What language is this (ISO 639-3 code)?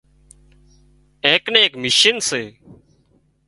kxp